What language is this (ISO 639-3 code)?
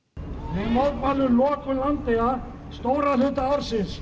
isl